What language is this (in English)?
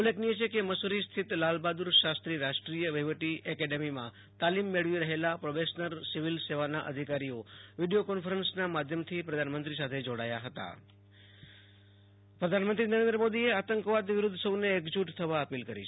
Gujarati